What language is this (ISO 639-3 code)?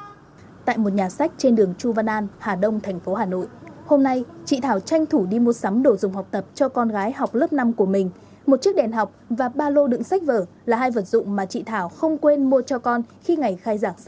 vie